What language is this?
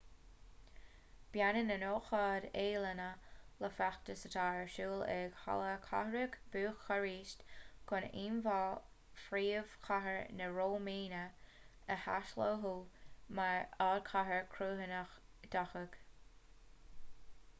Irish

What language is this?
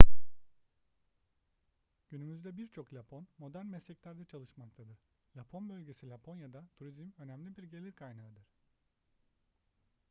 Turkish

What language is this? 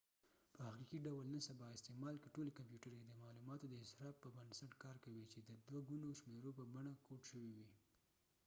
Pashto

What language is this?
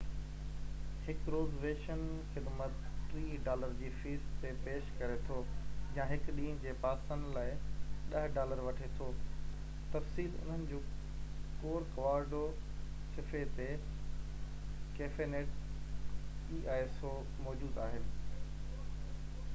Sindhi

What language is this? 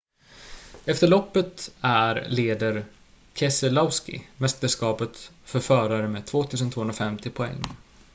Swedish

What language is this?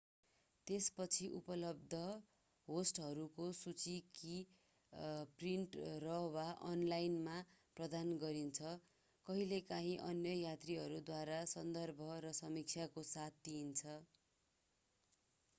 Nepali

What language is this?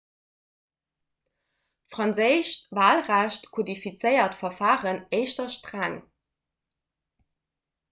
Luxembourgish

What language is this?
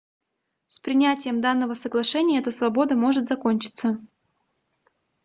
Russian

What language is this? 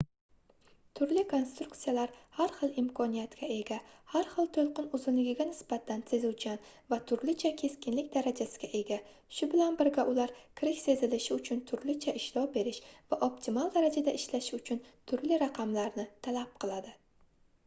Uzbek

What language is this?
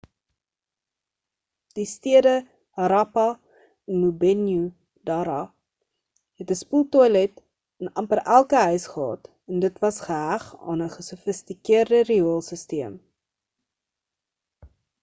Afrikaans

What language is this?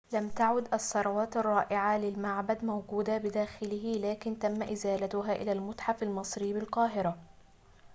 Arabic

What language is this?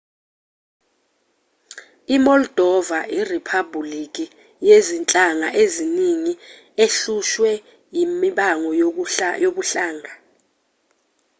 Zulu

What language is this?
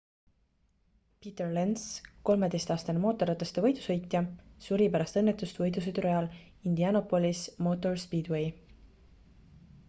Estonian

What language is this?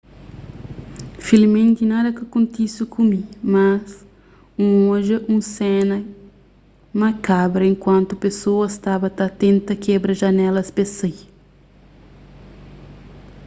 Kabuverdianu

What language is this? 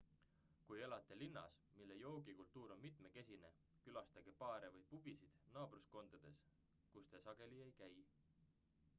Estonian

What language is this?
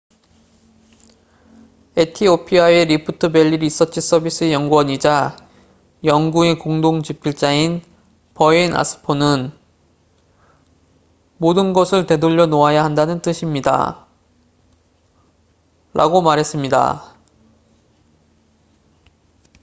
Korean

